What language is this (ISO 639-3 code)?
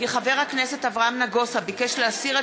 heb